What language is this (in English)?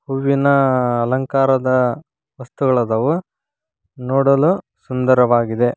Kannada